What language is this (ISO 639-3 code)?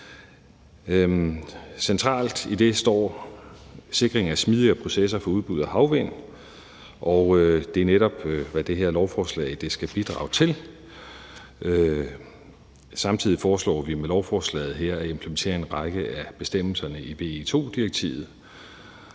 dan